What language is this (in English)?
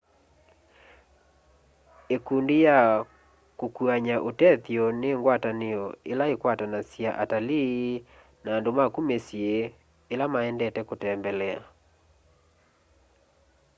Kamba